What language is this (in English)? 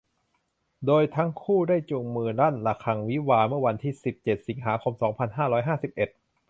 Thai